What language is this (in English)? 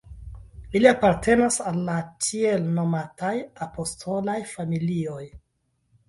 Esperanto